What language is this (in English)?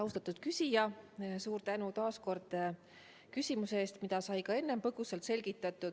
Estonian